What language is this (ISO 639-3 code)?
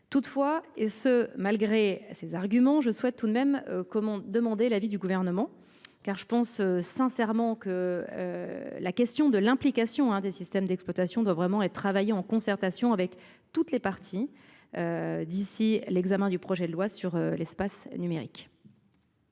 fra